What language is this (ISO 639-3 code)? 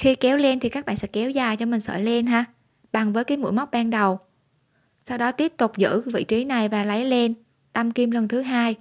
vie